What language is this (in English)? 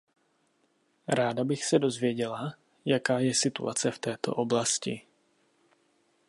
Czech